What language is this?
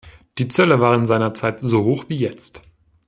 German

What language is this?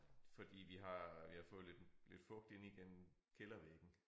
Danish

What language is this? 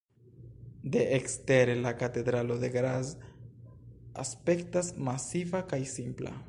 Esperanto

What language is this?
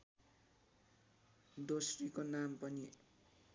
Nepali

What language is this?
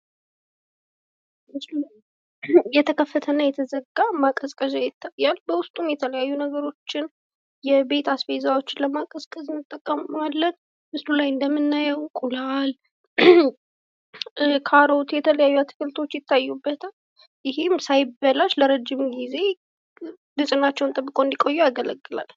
Amharic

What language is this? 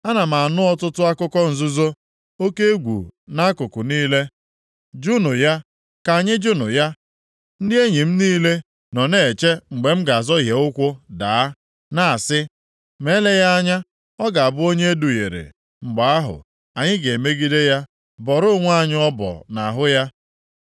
Igbo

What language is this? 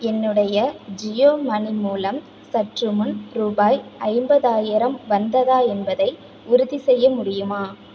Tamil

